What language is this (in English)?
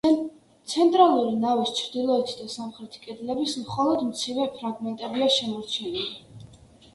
Georgian